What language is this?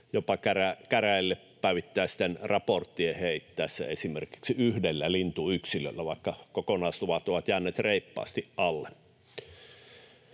Finnish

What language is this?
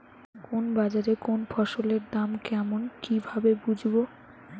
Bangla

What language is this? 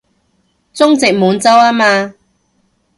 Cantonese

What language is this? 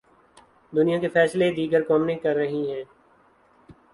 Urdu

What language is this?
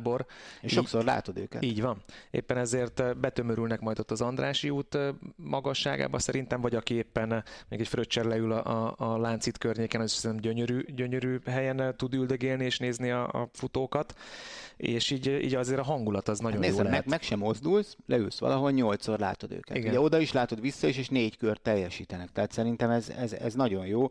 Hungarian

